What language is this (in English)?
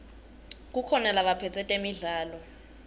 Swati